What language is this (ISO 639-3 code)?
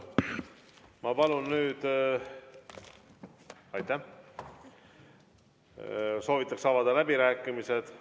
est